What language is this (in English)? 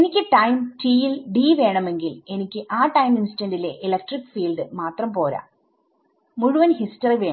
Malayalam